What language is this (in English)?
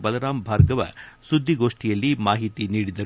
Kannada